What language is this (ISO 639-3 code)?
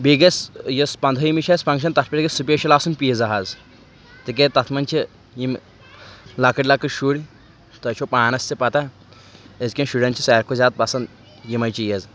kas